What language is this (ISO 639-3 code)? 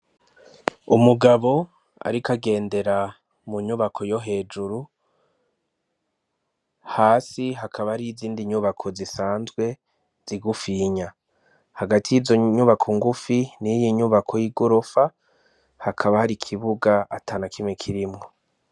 run